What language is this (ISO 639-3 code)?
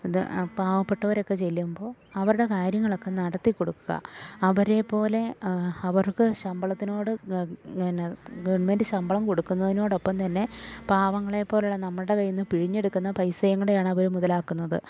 mal